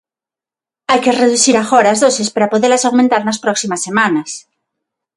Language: Galician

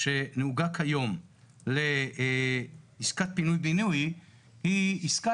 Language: Hebrew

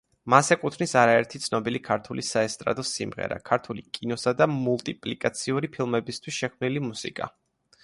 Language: Georgian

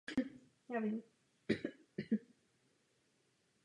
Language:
Czech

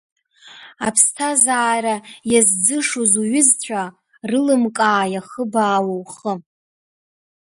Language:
Abkhazian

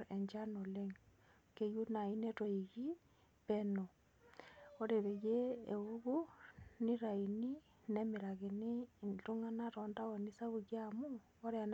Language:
Masai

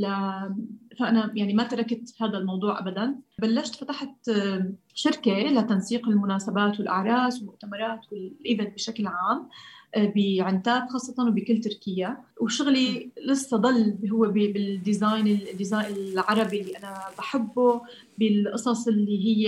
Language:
Arabic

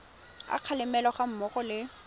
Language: Tswana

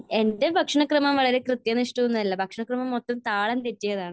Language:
Malayalam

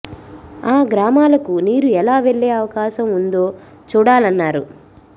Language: Telugu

